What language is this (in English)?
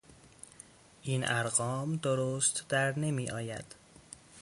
Persian